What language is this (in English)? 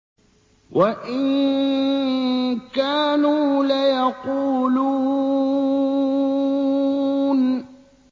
Arabic